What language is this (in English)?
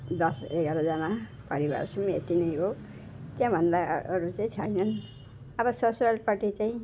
Nepali